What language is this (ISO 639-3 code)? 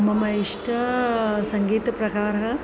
san